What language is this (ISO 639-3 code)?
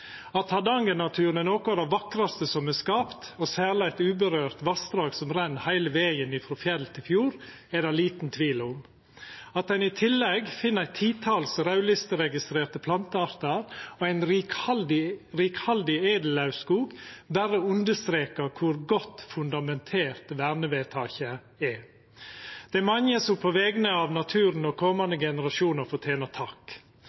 nno